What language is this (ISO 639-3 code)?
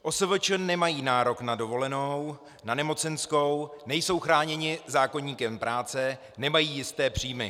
ces